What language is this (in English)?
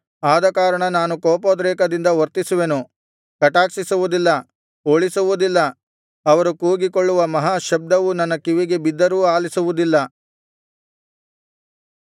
Kannada